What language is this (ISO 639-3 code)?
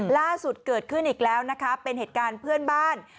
tha